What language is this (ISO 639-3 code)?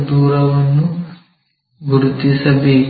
kan